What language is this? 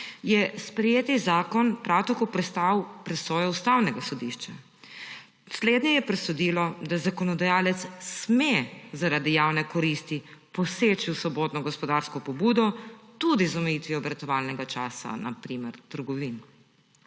Slovenian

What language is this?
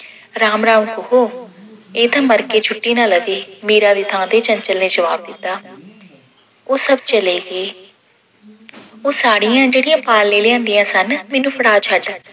Punjabi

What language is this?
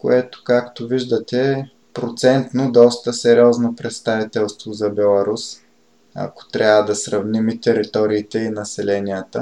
Bulgarian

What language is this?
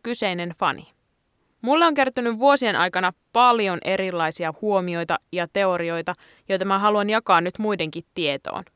Finnish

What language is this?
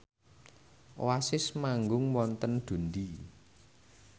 Javanese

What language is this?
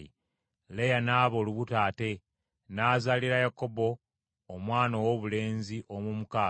Ganda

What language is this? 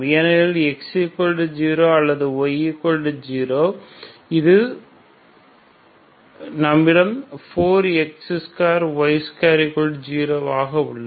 Tamil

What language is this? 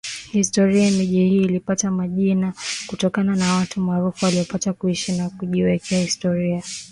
Swahili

